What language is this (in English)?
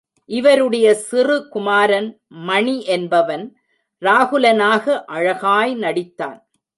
Tamil